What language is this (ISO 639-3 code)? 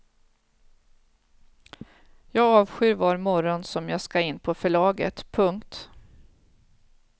swe